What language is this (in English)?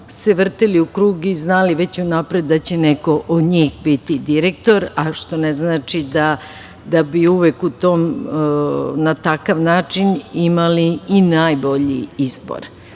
Serbian